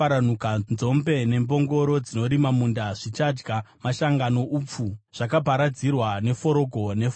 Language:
Shona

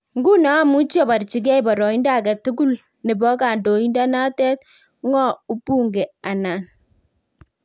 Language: Kalenjin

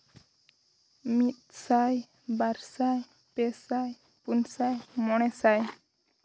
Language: Santali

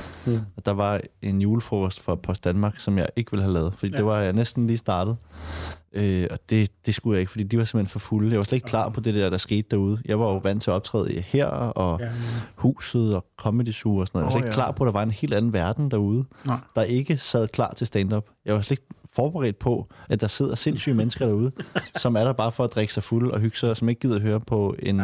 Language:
Danish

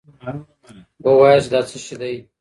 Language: Pashto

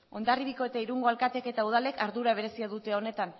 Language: Basque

